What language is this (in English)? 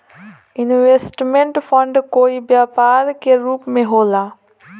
Bhojpuri